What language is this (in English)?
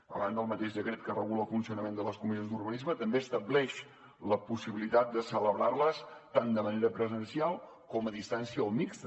Catalan